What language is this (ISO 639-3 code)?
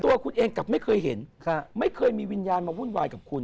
tha